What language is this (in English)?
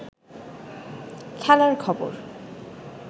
Bangla